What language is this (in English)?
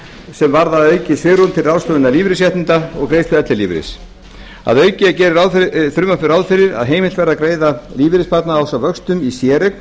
Icelandic